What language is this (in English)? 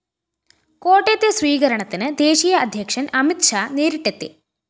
Malayalam